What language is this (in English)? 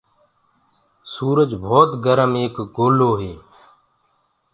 Gurgula